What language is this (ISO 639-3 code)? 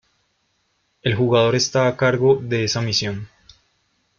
spa